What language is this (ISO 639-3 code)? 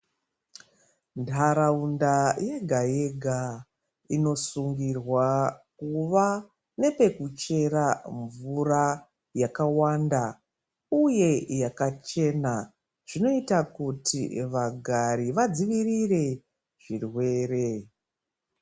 ndc